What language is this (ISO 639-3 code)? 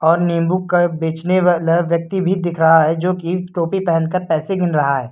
hin